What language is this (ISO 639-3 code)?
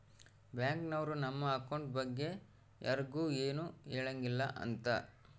kan